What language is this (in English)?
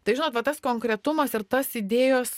Lithuanian